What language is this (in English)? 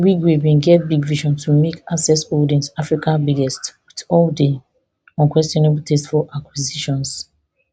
Nigerian Pidgin